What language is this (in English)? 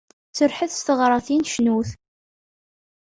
Kabyle